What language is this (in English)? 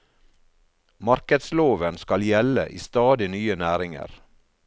Norwegian